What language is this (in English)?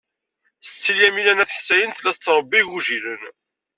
Kabyle